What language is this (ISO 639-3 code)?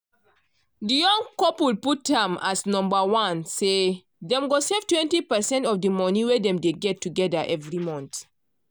pcm